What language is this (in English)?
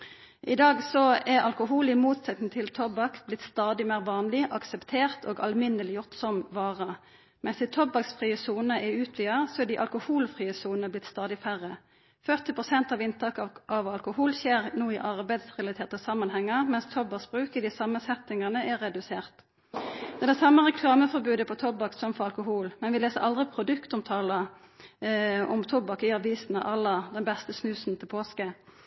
Norwegian Nynorsk